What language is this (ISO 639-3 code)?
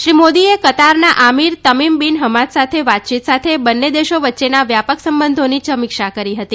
guj